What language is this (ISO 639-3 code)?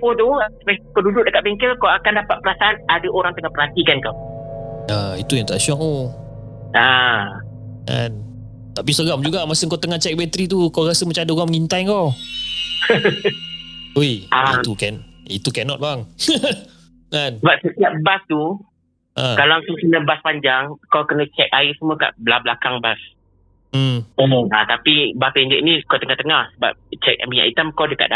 msa